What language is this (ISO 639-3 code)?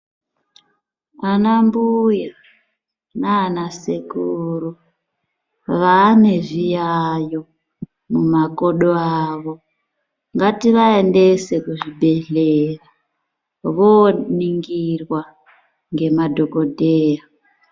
ndc